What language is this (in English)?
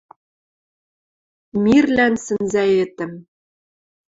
Western Mari